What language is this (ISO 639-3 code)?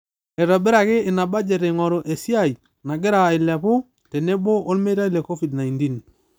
mas